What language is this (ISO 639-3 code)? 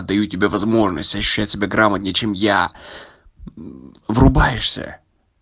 rus